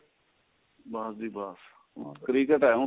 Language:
Punjabi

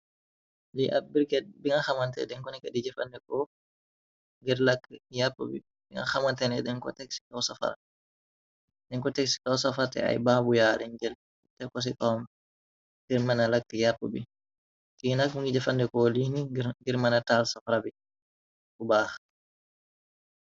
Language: Wolof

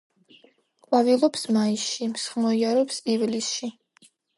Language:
Georgian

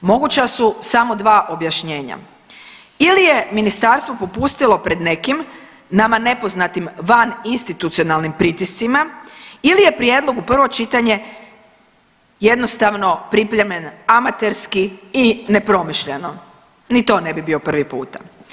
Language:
Croatian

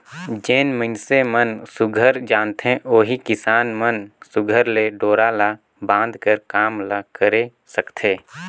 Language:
Chhattisgarhi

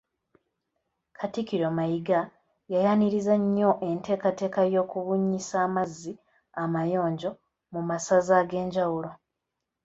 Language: Ganda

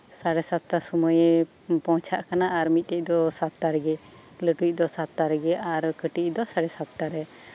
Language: Santali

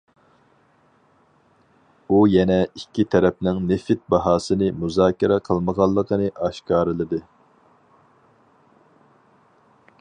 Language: Uyghur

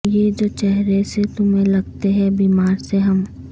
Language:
Urdu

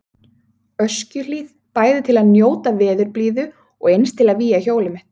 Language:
Icelandic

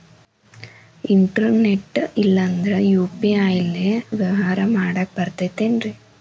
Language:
Kannada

